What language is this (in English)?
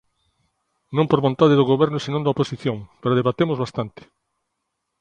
Galician